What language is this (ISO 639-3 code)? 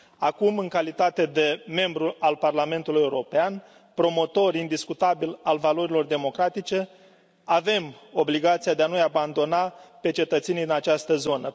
ron